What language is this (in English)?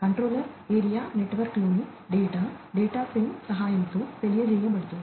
Telugu